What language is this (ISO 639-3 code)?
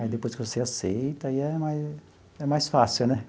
por